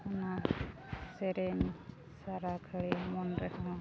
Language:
Santali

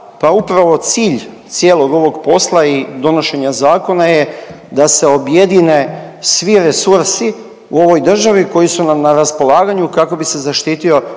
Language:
Croatian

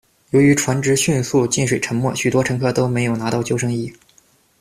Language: Chinese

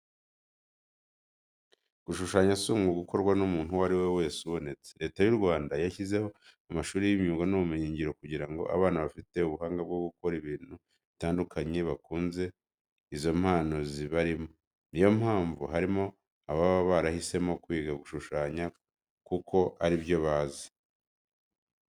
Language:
Kinyarwanda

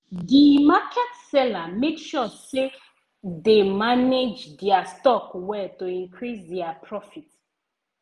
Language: Nigerian Pidgin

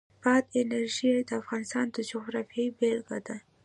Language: Pashto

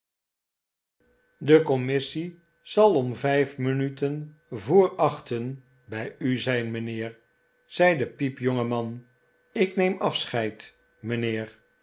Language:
Dutch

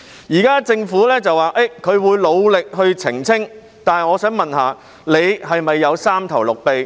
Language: Cantonese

